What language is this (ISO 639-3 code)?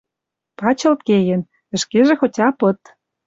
mrj